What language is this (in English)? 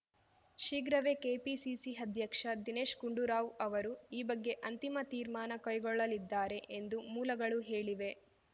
Kannada